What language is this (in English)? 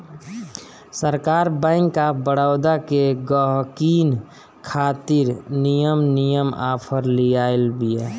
Bhojpuri